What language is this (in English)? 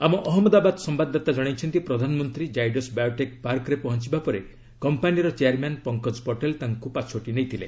Odia